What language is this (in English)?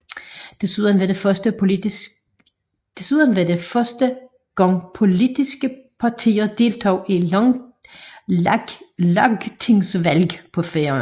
Danish